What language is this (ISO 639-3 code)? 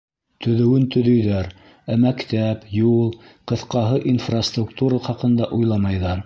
bak